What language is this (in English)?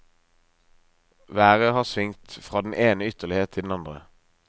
Norwegian